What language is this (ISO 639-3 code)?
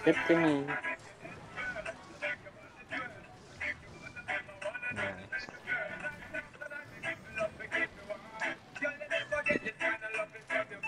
spa